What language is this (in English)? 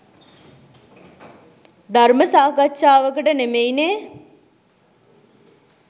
Sinhala